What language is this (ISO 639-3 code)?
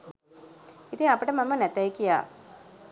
sin